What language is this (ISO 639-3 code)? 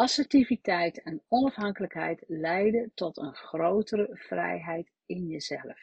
nld